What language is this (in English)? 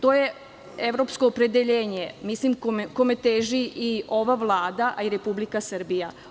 Serbian